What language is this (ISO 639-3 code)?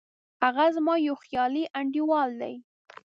pus